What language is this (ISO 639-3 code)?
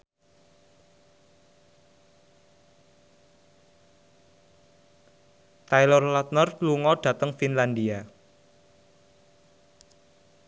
jav